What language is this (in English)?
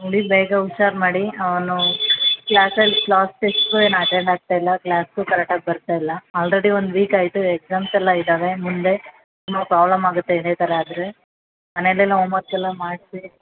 Kannada